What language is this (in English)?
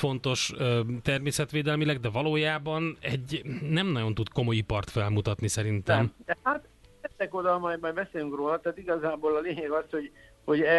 Hungarian